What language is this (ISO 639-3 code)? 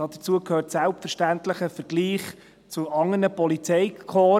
gsw